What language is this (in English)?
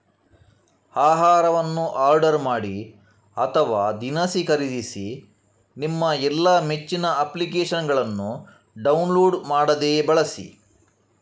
Kannada